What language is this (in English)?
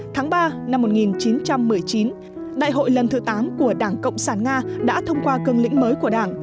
Vietnamese